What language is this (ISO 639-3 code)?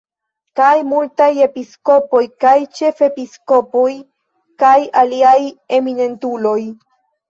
epo